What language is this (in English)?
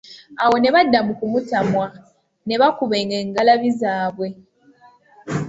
Ganda